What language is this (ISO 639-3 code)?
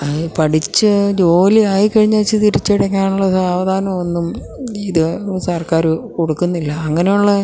mal